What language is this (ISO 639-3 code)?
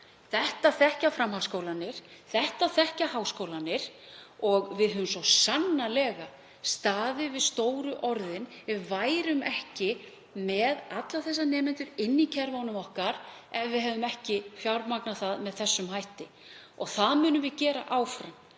isl